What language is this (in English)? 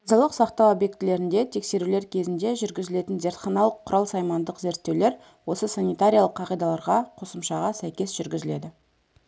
Kazakh